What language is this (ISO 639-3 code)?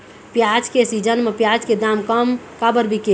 hne